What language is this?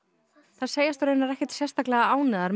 Icelandic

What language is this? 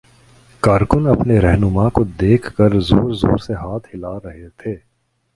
Urdu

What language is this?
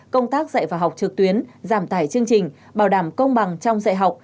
Vietnamese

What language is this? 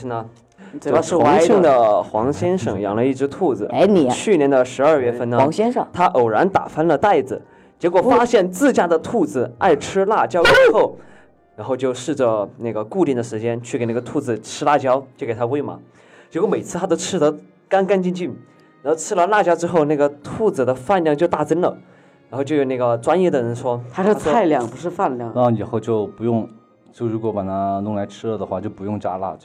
Chinese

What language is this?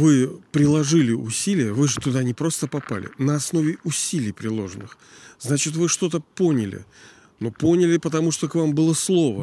Russian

